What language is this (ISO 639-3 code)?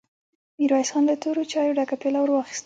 pus